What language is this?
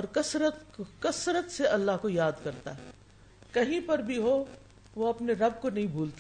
Urdu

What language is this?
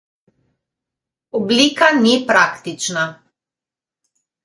Slovenian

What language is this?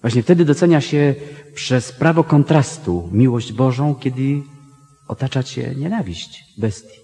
Polish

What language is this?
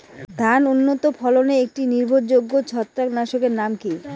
Bangla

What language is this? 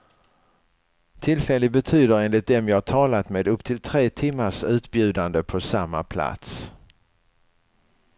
Swedish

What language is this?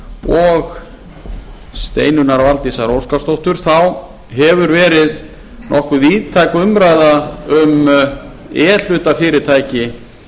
Icelandic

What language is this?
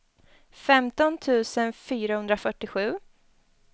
Swedish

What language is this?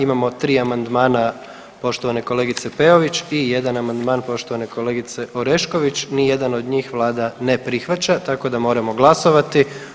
Croatian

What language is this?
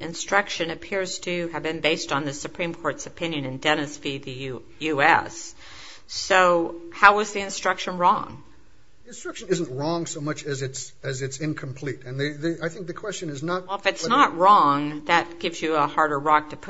English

